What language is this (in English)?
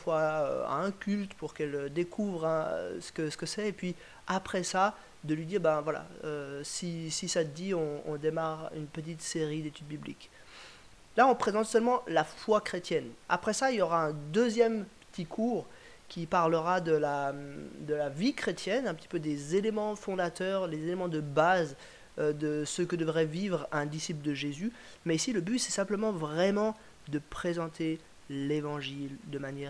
French